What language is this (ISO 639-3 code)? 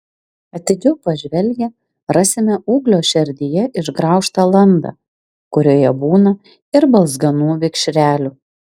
lit